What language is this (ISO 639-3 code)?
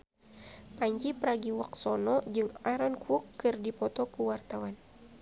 sun